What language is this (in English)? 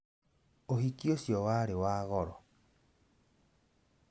Kikuyu